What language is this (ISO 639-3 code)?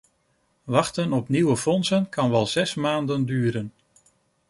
nld